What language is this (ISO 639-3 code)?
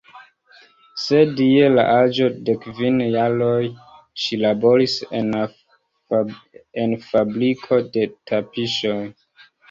epo